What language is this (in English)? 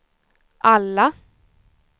Swedish